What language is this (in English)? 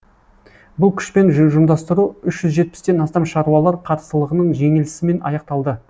Kazakh